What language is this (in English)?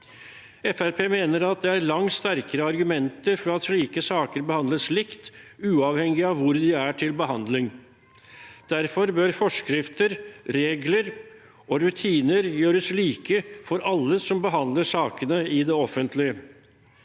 Norwegian